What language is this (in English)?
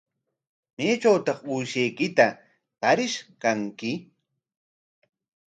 Corongo Ancash Quechua